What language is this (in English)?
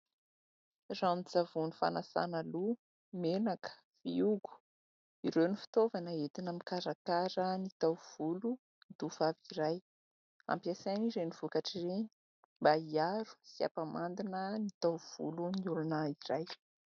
Malagasy